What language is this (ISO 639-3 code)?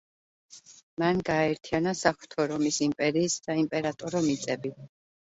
kat